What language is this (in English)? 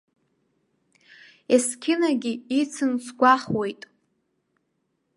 Abkhazian